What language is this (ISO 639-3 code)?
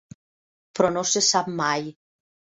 cat